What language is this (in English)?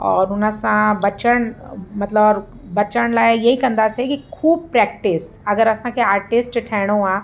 Sindhi